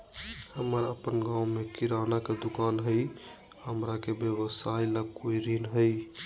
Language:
Magahi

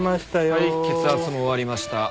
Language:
Japanese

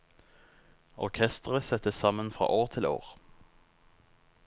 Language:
Norwegian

